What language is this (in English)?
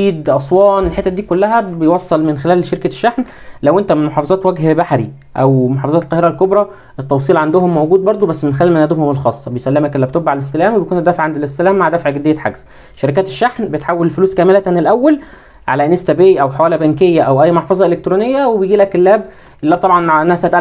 Arabic